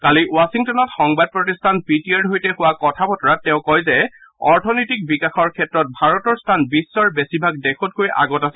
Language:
Assamese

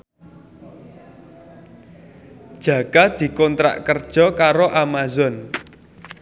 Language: Javanese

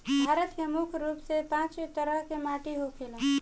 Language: Bhojpuri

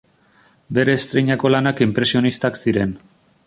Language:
Basque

